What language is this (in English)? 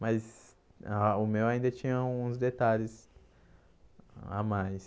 Portuguese